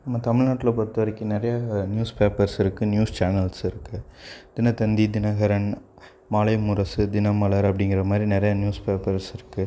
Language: Tamil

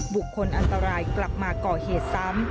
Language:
Thai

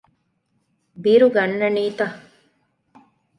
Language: Divehi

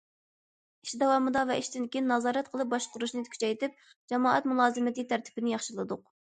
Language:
Uyghur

